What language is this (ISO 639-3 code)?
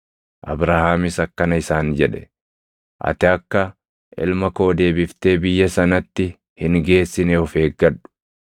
orm